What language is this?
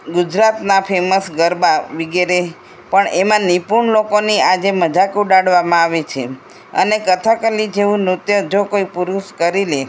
Gujarati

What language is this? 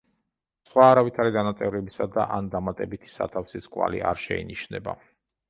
Georgian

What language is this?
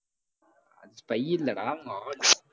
Tamil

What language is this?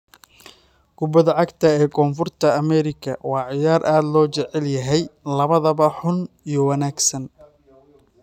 Somali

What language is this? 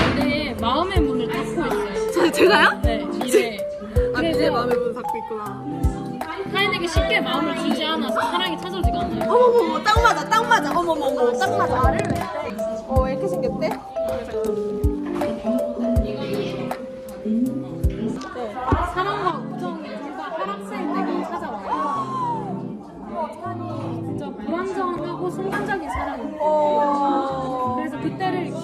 Korean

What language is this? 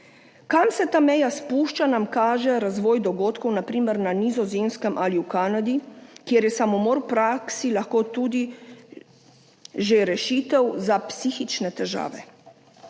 Slovenian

